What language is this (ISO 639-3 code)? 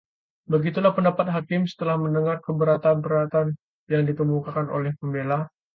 ind